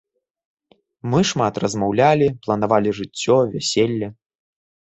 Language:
Belarusian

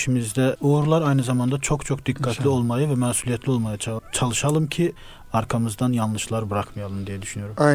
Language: Turkish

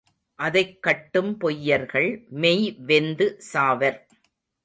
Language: Tamil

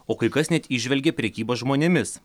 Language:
Lithuanian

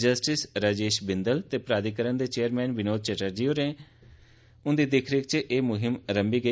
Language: Dogri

